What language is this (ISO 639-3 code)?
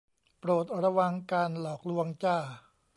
tha